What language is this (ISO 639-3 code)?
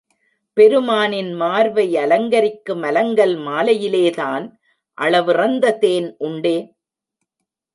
tam